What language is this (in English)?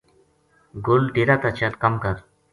Gujari